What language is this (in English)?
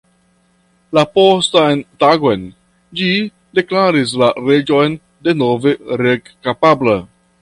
Esperanto